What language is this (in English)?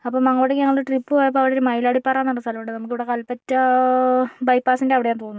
Malayalam